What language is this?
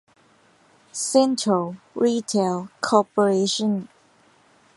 Thai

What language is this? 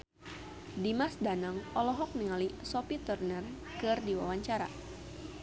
Sundanese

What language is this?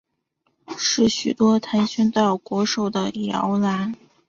Chinese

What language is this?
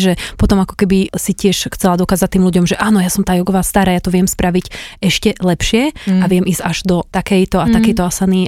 Slovak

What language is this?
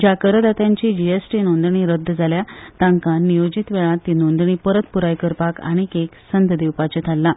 Konkani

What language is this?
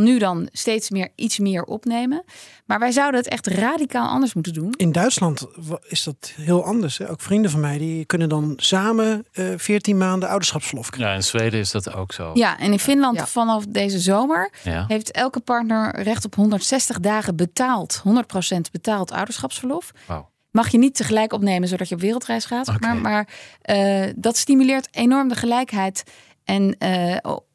Dutch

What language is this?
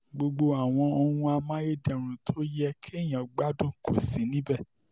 Yoruba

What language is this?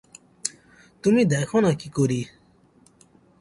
Bangla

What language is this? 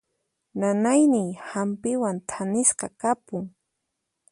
Puno Quechua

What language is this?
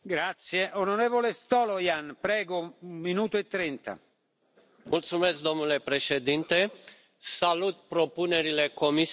Romanian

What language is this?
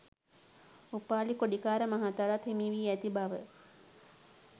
Sinhala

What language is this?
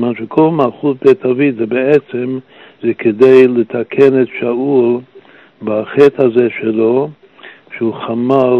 Hebrew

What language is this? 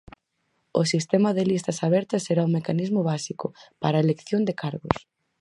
Galician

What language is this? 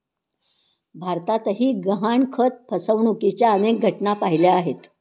Marathi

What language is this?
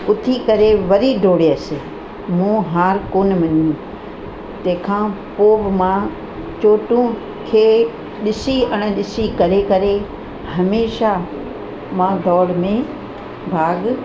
Sindhi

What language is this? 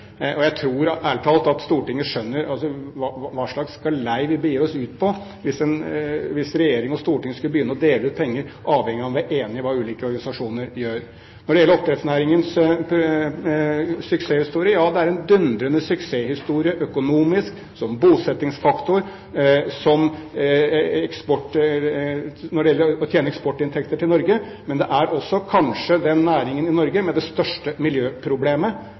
Norwegian Bokmål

